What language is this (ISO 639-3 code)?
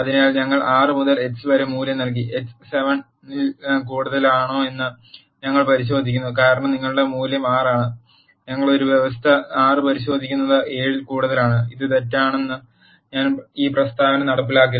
mal